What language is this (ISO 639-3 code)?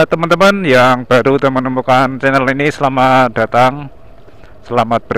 ind